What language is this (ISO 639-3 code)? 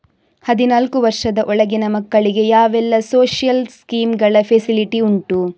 kan